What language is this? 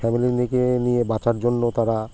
Bangla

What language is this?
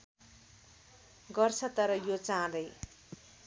Nepali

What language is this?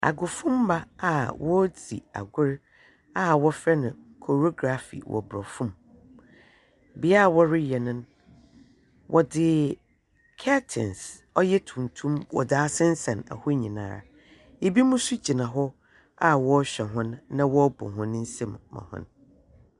Akan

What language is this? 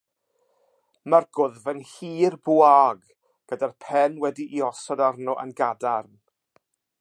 Welsh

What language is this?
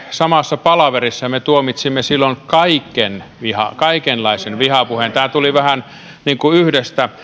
Finnish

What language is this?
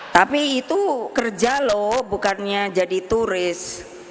Indonesian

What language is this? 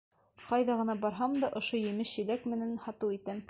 Bashkir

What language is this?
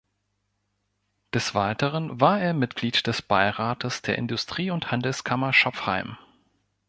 German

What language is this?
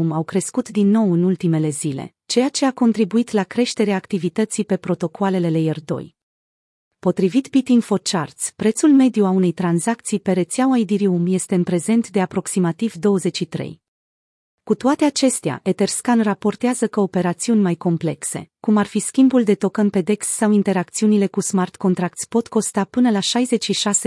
Romanian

